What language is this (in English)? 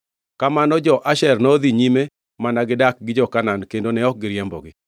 Luo (Kenya and Tanzania)